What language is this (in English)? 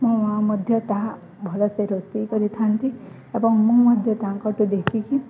Odia